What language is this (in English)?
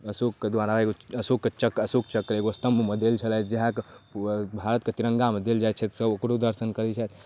Maithili